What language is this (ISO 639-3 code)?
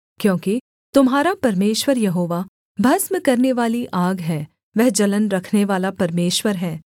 hin